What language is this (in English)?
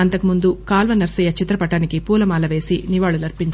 Telugu